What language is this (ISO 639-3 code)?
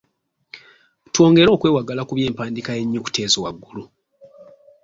lug